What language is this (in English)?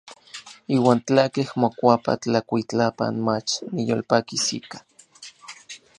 Orizaba Nahuatl